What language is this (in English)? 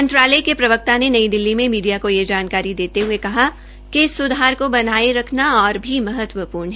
Hindi